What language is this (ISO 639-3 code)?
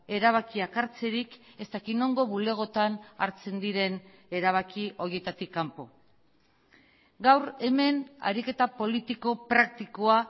eus